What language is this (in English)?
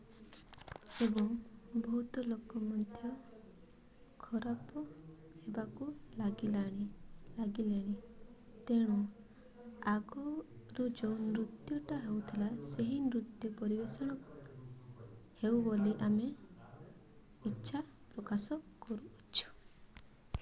Odia